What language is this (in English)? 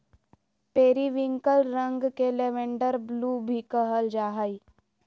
Magahi